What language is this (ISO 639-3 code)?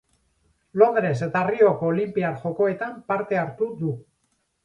eus